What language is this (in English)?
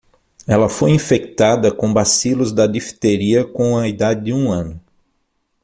Portuguese